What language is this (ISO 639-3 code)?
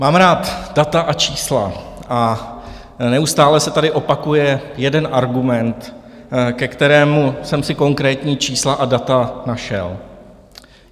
ces